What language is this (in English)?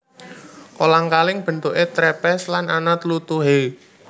Javanese